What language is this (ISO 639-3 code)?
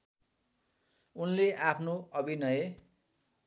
nep